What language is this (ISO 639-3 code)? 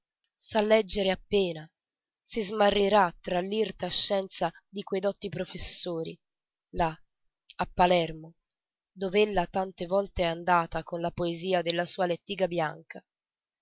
ita